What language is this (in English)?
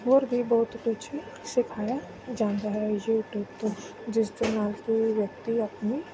Punjabi